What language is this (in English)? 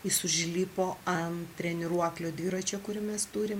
Lithuanian